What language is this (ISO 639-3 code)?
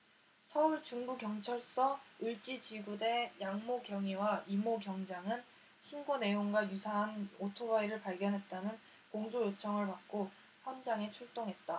kor